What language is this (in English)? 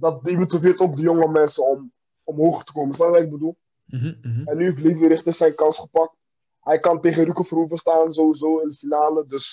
Dutch